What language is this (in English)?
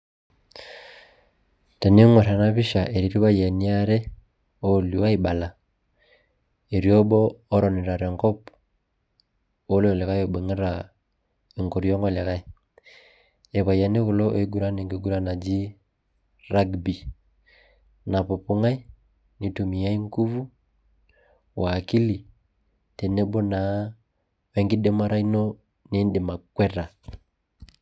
Masai